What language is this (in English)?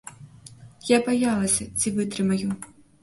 Belarusian